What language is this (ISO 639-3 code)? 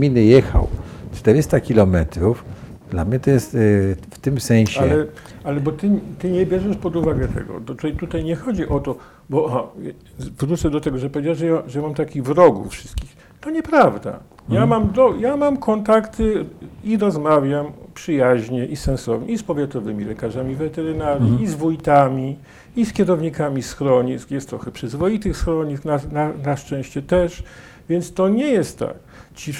pol